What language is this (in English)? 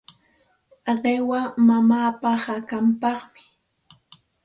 Santa Ana de Tusi Pasco Quechua